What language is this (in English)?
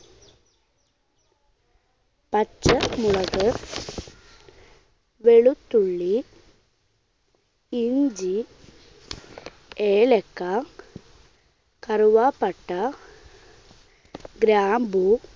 Malayalam